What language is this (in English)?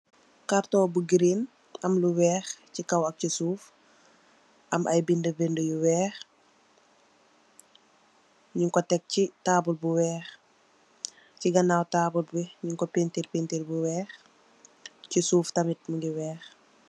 Wolof